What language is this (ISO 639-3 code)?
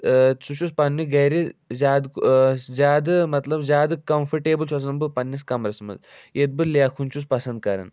kas